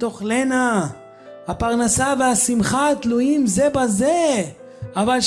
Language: Hebrew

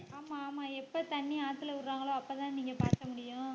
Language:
Tamil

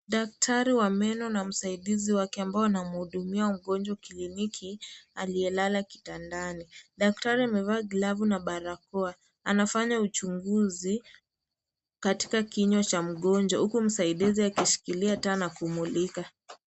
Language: Swahili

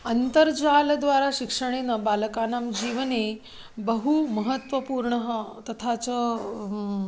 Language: Sanskrit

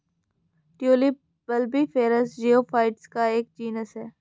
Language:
Hindi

